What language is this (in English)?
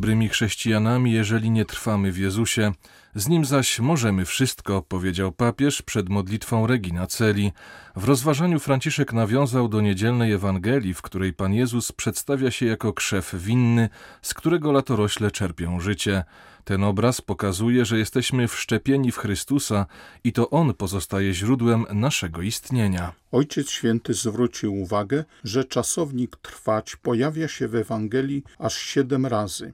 Polish